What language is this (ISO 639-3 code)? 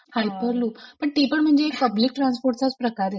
mar